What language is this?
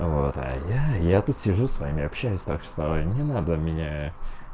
Russian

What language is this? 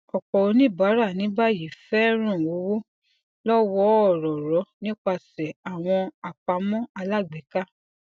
Yoruba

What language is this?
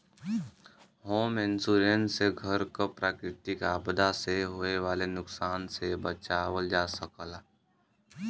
Bhojpuri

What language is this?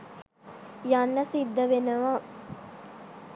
Sinhala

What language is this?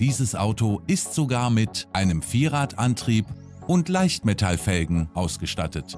German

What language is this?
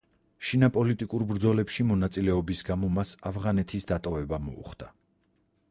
Georgian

